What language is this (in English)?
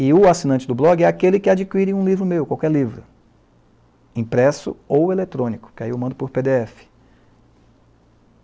Portuguese